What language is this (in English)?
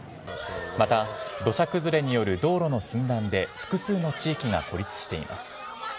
Japanese